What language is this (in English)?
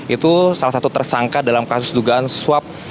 Indonesian